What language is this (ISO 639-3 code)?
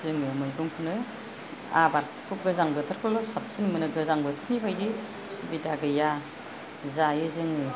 brx